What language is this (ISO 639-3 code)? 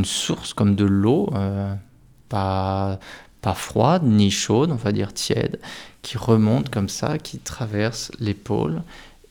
fra